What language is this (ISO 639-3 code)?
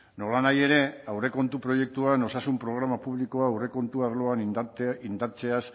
eus